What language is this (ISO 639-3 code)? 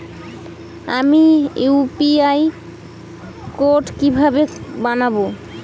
ben